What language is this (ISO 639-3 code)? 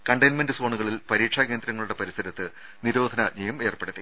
mal